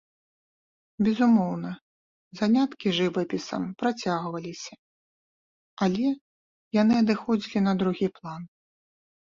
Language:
Belarusian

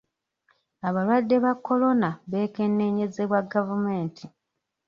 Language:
Ganda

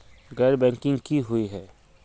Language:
Magahi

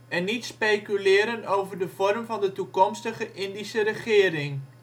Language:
Dutch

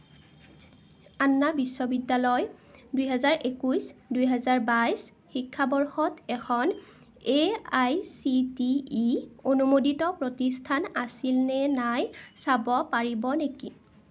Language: Assamese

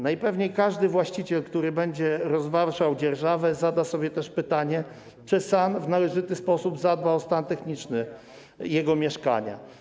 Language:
Polish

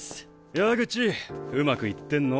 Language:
Japanese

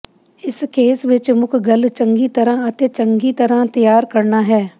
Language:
Punjabi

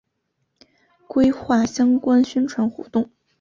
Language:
Chinese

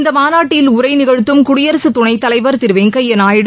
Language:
Tamil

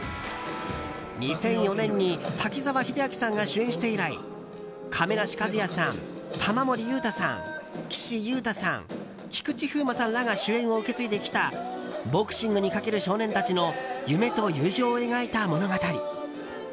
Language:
Japanese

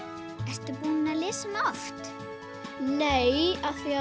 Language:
Icelandic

